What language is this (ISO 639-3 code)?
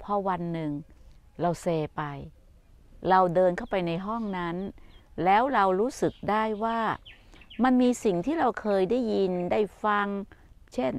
tha